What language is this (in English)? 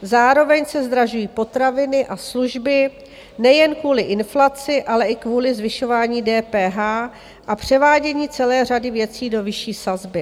Czech